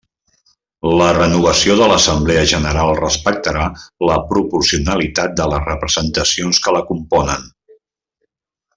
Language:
Catalan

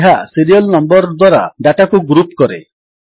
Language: Odia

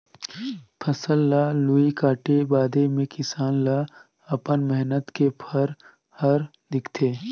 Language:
Chhattisgarhi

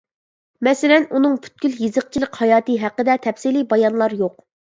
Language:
Uyghur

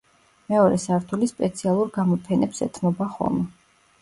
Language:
Georgian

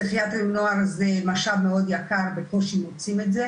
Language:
Hebrew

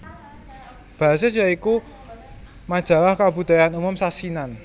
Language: Javanese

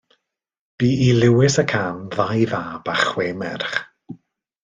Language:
Welsh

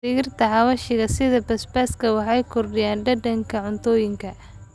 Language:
Somali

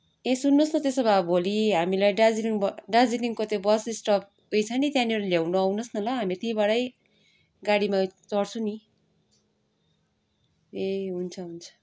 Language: Nepali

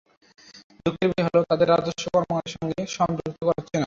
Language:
Bangla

